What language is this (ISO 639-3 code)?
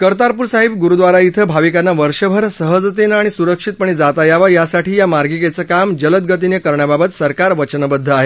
mar